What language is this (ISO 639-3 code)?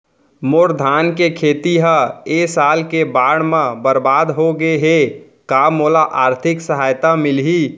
hne